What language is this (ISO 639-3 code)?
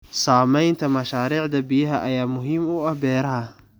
som